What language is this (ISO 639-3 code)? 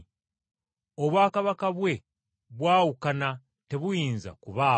lug